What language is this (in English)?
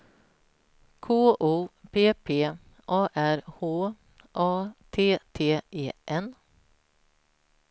Swedish